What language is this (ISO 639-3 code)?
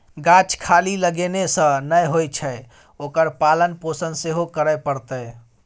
mai